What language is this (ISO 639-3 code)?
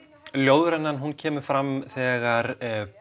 isl